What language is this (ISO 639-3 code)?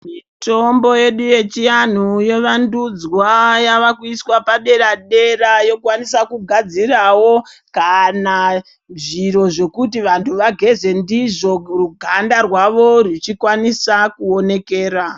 ndc